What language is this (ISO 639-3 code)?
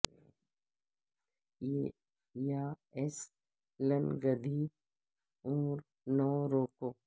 urd